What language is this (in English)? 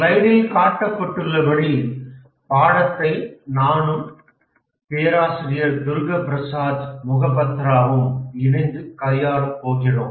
Tamil